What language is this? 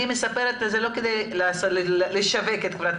Hebrew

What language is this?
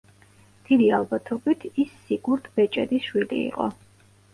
Georgian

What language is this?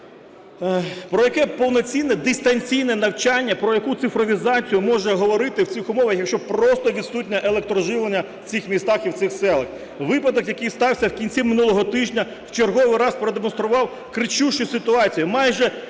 Ukrainian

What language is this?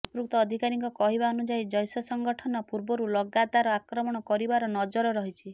Odia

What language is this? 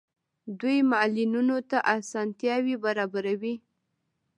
Pashto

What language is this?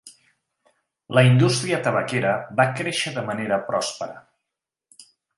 Catalan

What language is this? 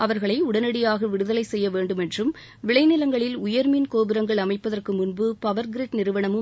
Tamil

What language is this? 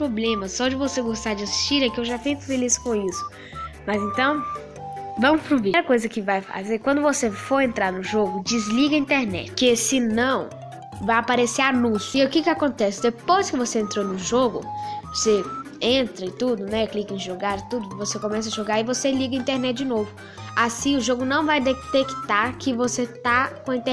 Portuguese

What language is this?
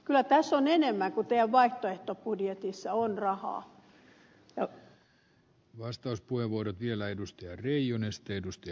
Finnish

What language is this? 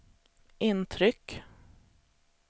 Swedish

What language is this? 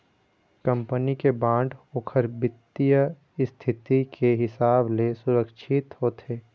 Chhattisgarhi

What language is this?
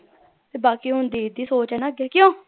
Punjabi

